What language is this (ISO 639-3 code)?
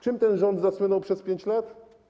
pol